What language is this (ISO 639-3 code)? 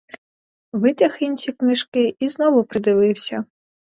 ukr